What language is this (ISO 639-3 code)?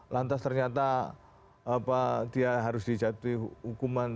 ind